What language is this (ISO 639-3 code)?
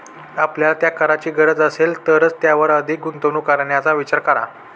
mar